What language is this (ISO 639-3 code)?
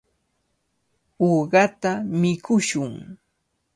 qvl